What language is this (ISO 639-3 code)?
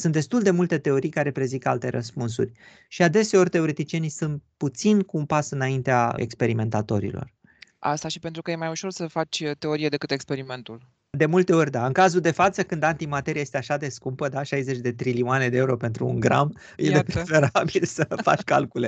ron